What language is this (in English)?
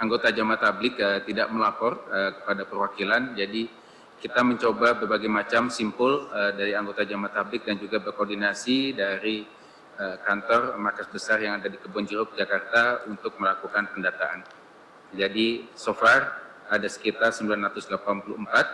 Indonesian